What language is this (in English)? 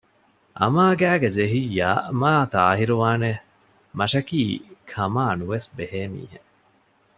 Divehi